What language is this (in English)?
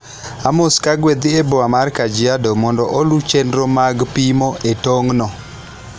Luo (Kenya and Tanzania)